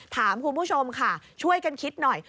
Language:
Thai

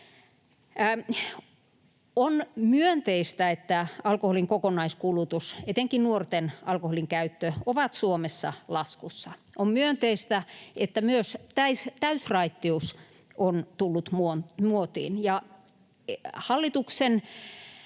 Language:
Finnish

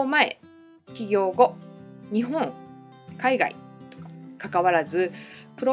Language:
Japanese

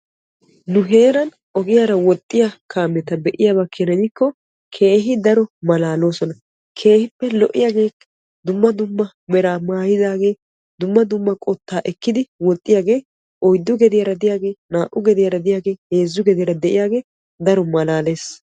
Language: Wolaytta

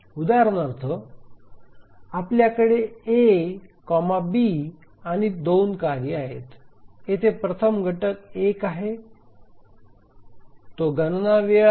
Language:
Marathi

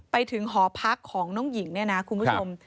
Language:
Thai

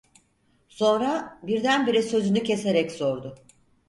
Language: Turkish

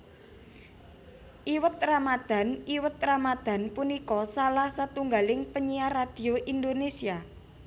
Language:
Javanese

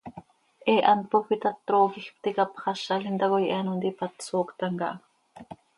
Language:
Seri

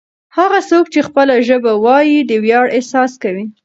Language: Pashto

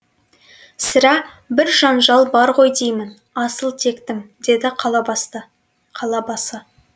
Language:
Kazakh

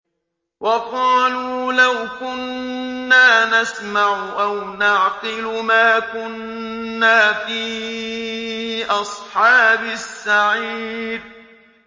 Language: Arabic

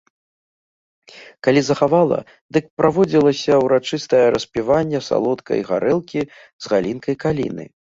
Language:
Belarusian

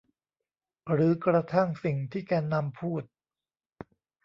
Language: Thai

